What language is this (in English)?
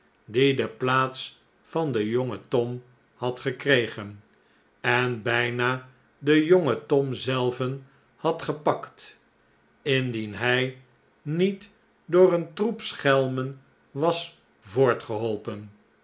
Dutch